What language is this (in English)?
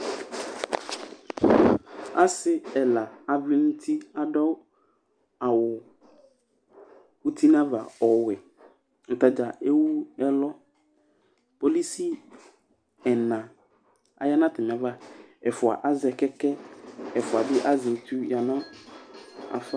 Ikposo